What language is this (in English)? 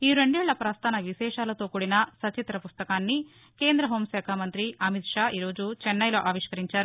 Telugu